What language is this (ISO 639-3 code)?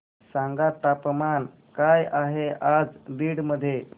mar